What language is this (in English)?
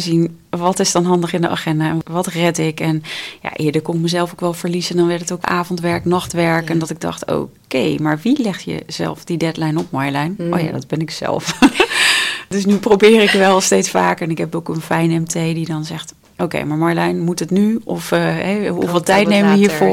Dutch